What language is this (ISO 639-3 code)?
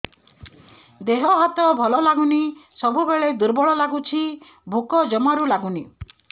ori